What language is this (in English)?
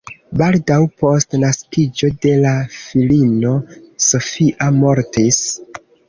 Esperanto